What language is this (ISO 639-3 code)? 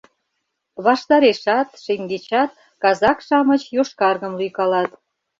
chm